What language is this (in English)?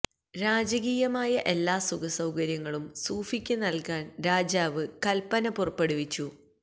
Malayalam